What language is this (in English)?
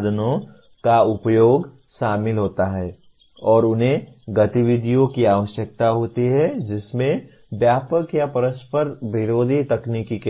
Hindi